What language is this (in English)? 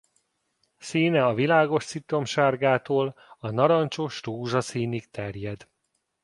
Hungarian